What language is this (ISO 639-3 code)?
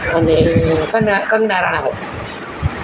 guj